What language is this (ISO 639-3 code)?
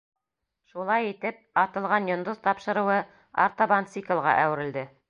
bak